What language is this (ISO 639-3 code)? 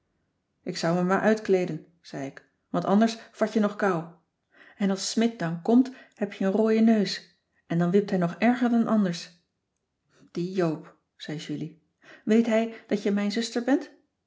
nld